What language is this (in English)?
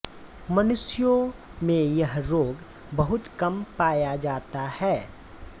Hindi